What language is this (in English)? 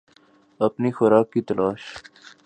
Urdu